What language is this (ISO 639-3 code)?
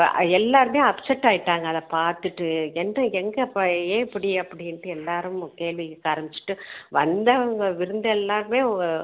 tam